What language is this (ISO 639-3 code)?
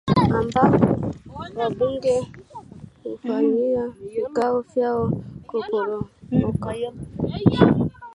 swa